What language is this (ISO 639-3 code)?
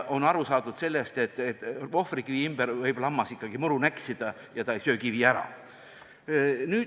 est